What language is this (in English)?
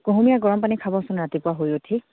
Assamese